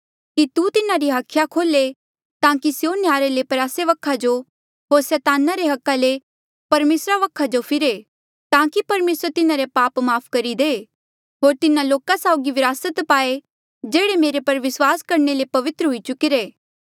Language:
Mandeali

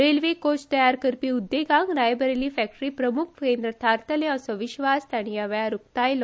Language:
Konkani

